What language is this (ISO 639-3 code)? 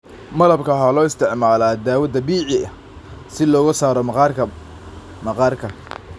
som